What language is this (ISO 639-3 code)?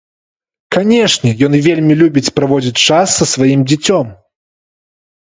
bel